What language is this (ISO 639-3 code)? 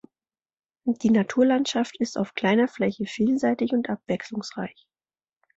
deu